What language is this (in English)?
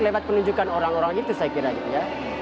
Indonesian